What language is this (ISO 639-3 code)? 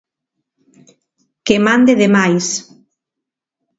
glg